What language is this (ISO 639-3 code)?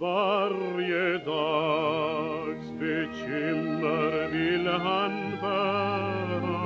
swe